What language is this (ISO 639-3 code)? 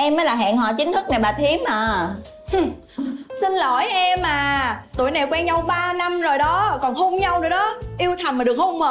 vie